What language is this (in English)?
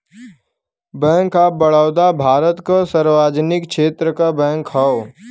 Bhojpuri